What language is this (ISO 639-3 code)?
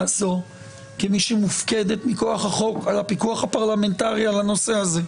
heb